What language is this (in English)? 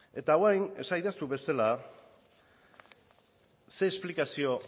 Basque